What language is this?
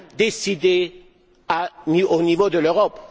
French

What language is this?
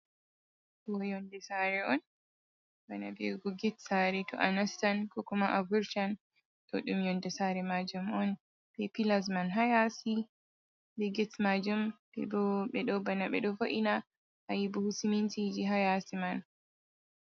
Fula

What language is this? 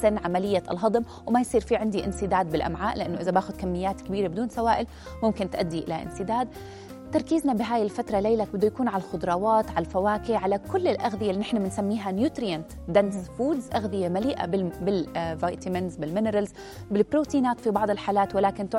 Arabic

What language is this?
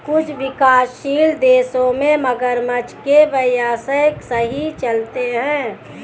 Hindi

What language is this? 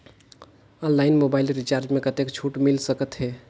Chhattisgarhi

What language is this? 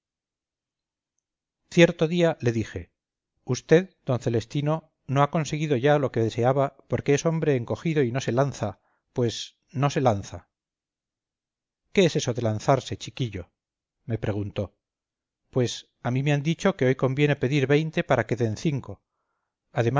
Spanish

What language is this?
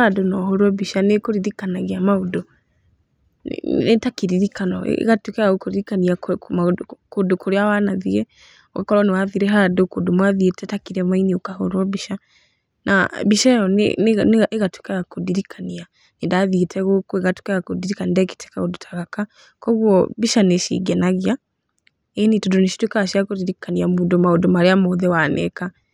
Kikuyu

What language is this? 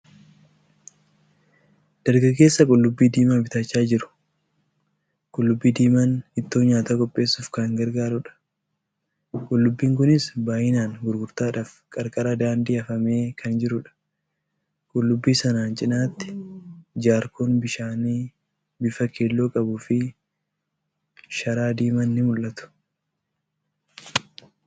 Oromo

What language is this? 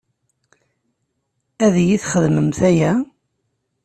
Kabyle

